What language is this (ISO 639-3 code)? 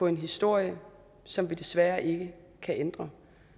dan